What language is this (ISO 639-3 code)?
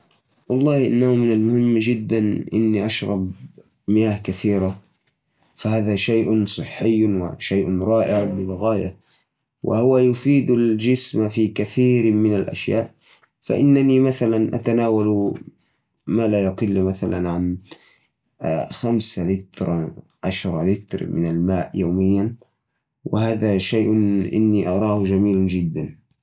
ars